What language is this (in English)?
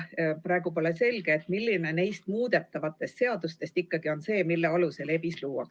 Estonian